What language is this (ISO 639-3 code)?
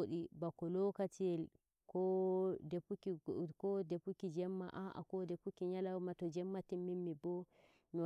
fuv